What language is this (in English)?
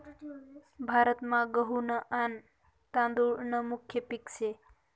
Marathi